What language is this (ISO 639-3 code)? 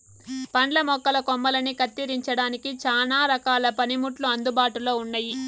tel